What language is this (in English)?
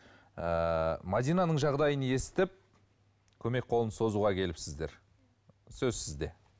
Kazakh